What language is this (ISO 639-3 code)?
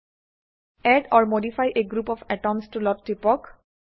asm